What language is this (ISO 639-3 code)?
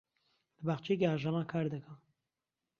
ckb